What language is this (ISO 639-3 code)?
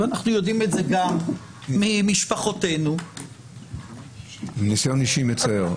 heb